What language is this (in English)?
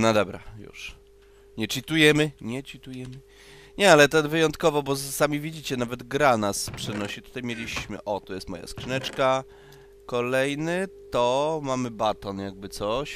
Polish